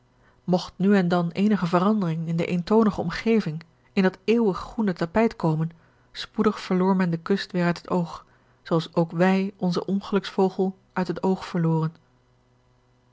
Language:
Dutch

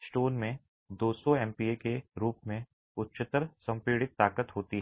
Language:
Hindi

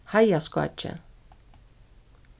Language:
Faroese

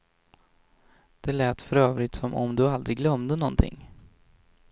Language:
Swedish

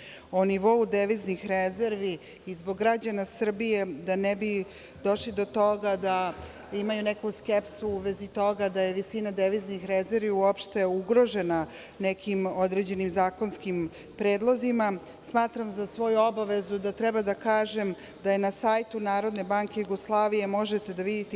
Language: Serbian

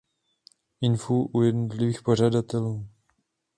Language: Czech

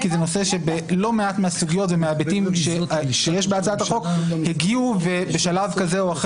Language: Hebrew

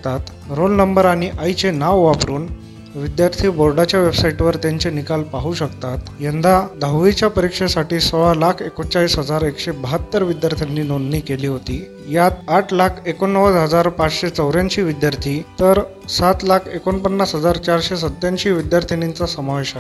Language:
Marathi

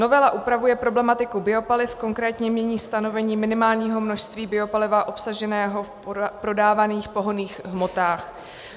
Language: Czech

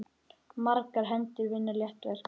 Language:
Icelandic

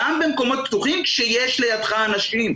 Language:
Hebrew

